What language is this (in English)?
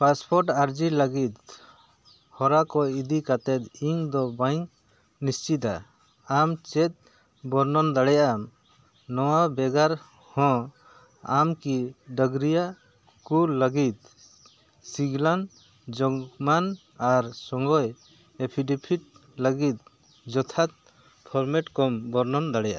Santali